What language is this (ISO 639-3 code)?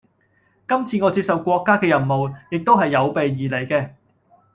yue